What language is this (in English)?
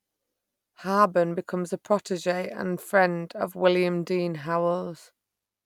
English